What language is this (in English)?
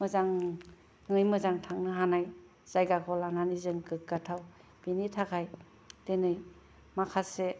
Bodo